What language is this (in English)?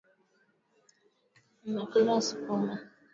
Swahili